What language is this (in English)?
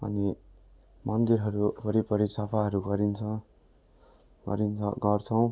Nepali